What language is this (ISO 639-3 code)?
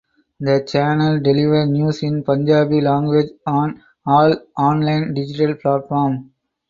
eng